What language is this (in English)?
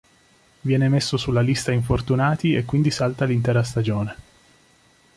Italian